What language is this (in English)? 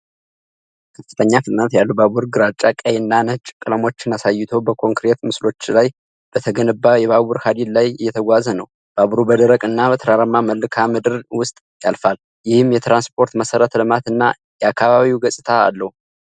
Amharic